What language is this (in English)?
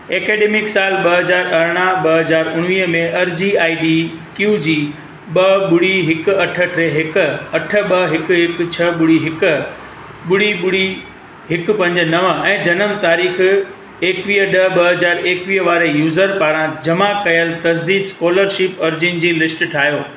Sindhi